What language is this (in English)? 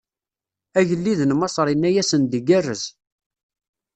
Kabyle